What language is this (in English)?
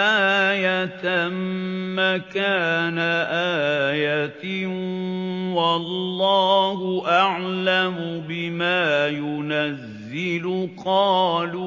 Arabic